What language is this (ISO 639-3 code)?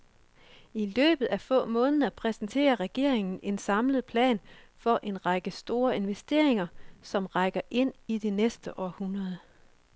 dan